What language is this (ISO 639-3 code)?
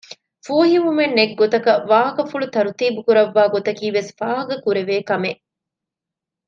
div